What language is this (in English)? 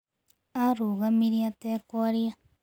Kikuyu